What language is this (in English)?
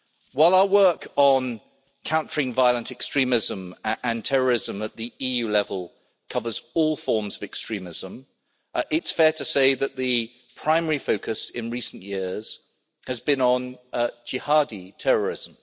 English